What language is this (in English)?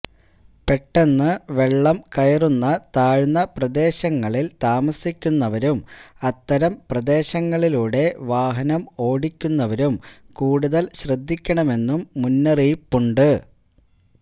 Malayalam